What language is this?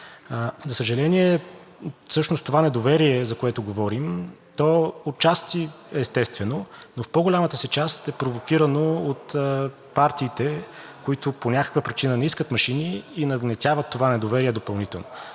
Bulgarian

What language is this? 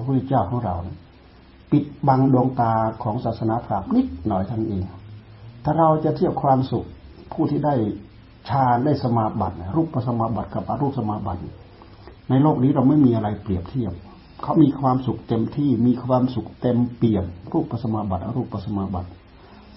Thai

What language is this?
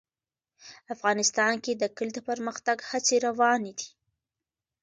Pashto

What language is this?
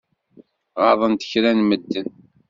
Kabyle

